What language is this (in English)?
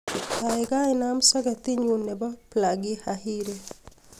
Kalenjin